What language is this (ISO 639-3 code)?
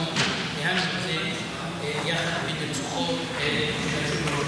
heb